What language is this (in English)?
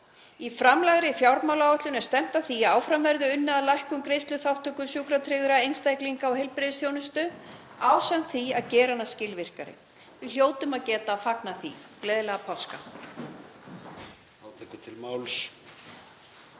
Icelandic